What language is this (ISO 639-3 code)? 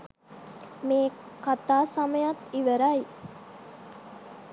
sin